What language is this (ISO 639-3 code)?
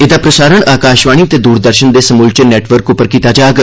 doi